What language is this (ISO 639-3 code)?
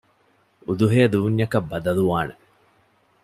div